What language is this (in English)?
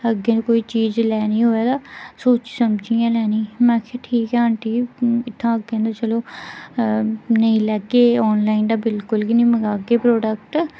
Dogri